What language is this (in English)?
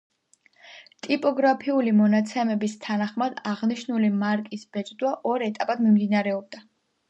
Georgian